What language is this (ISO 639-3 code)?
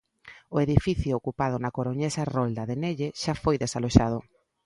glg